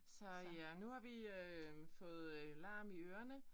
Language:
Danish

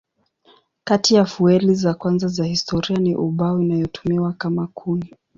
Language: Swahili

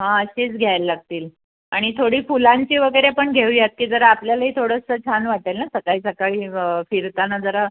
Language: Marathi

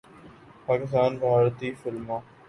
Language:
Urdu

